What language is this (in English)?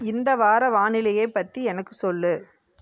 Tamil